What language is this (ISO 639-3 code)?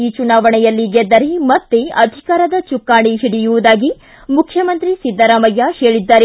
kan